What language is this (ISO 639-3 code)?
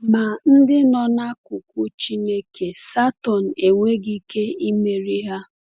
ibo